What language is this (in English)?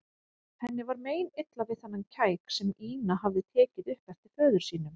Icelandic